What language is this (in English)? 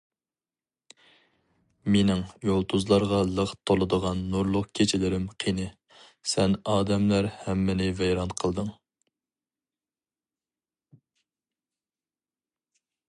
Uyghur